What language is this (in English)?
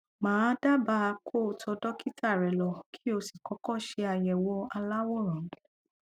Yoruba